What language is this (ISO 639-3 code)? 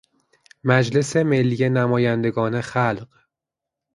fas